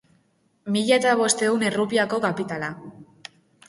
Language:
Basque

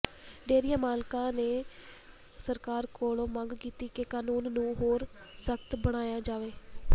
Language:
Punjabi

